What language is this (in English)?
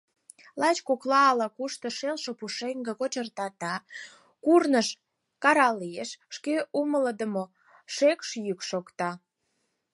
Mari